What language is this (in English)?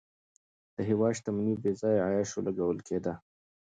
Pashto